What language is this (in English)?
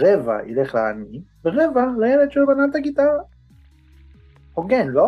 Hebrew